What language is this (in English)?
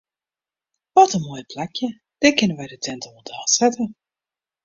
Western Frisian